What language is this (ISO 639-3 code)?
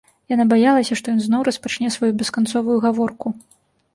bel